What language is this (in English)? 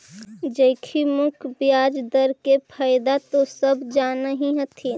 Magahi